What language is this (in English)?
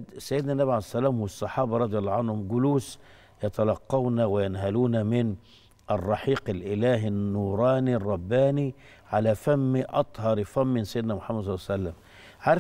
Arabic